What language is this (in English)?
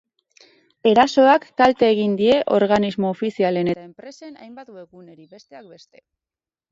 Basque